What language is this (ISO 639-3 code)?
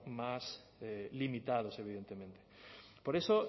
spa